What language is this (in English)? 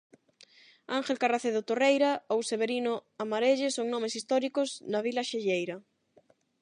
Galician